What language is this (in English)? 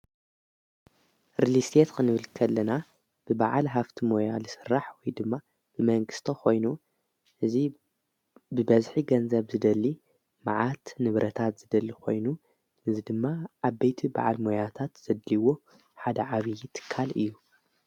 Tigrinya